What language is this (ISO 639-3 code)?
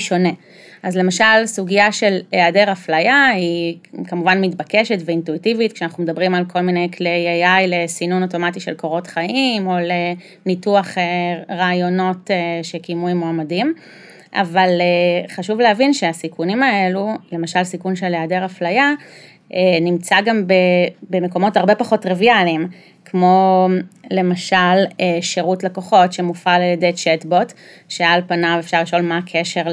heb